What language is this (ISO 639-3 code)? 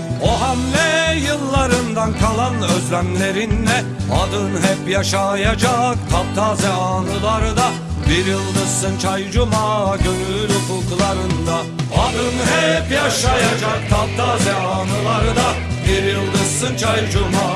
tur